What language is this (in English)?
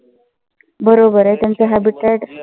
Marathi